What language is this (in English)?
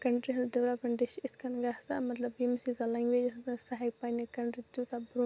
Kashmiri